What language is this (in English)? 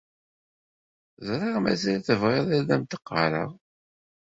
Kabyle